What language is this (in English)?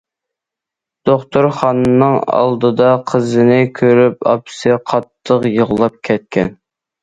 Uyghur